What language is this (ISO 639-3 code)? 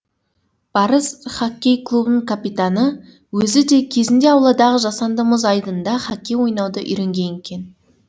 kaz